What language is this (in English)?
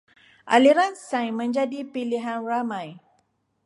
Malay